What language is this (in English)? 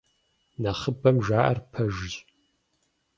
Kabardian